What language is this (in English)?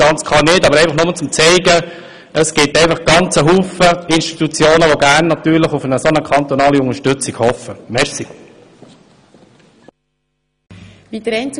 Swiss German